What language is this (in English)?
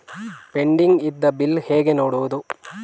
Kannada